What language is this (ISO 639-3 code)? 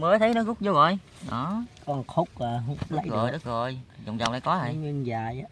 vie